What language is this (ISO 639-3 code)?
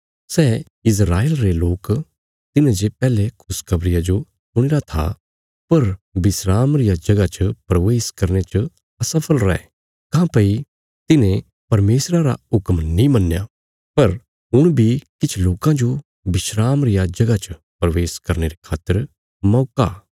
kfs